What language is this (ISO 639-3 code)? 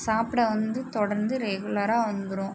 tam